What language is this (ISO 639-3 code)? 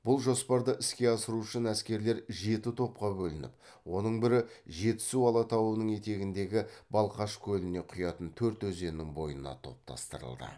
kaz